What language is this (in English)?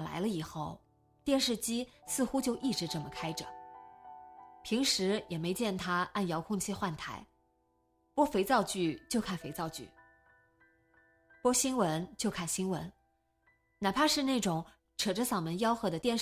Chinese